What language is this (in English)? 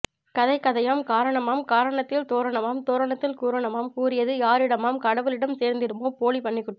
Tamil